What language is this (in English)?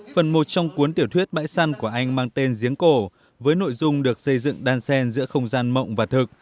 Vietnamese